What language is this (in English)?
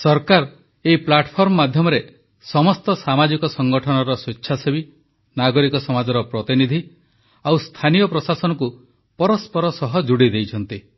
Odia